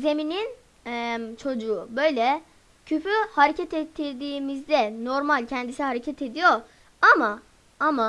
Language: Turkish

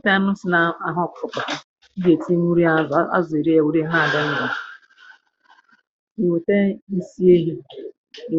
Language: Igbo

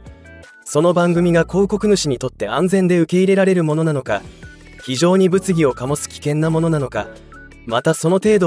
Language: Japanese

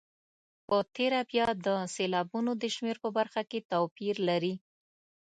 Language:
Pashto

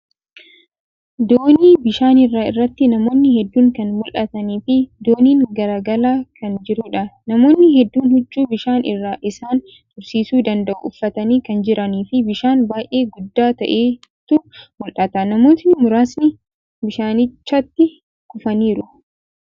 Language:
Oromo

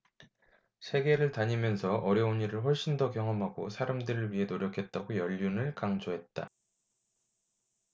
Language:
Korean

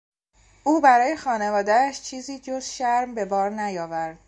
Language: Persian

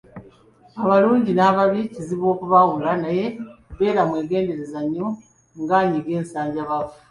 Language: Ganda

